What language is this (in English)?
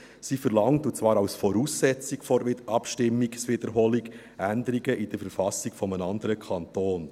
Swiss German